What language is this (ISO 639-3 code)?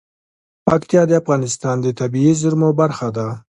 pus